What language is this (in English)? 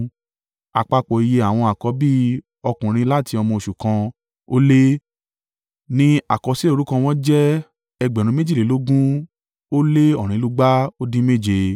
Yoruba